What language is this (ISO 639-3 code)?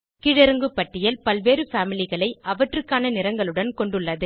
tam